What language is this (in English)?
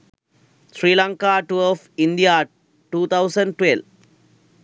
Sinhala